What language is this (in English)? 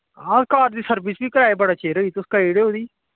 Dogri